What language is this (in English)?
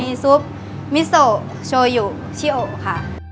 Thai